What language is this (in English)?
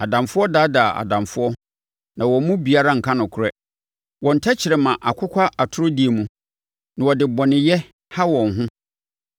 Akan